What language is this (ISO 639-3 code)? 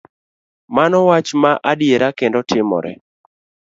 luo